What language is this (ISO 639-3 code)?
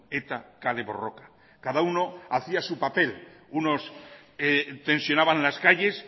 spa